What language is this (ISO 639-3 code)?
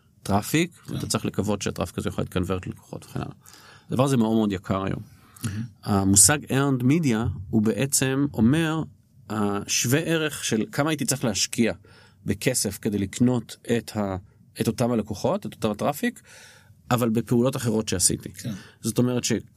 heb